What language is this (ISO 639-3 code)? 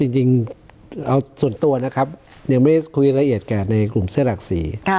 tha